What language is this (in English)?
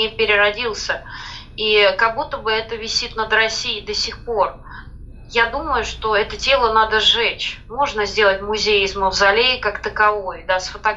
Russian